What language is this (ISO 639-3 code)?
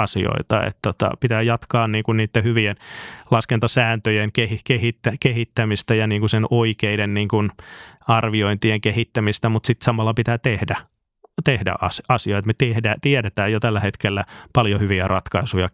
fin